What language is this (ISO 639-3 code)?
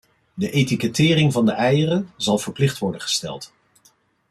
nld